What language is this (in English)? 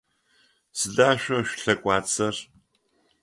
Adyghe